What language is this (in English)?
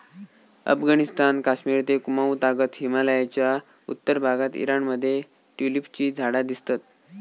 Marathi